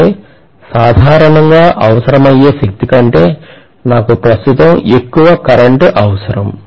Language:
Telugu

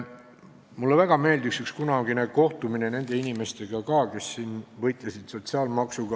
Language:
Estonian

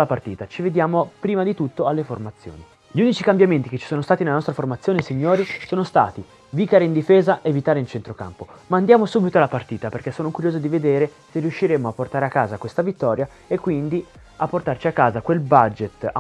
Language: Italian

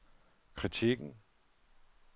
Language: Danish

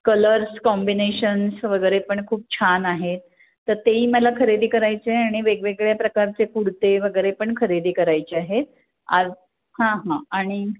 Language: Marathi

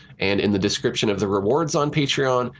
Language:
English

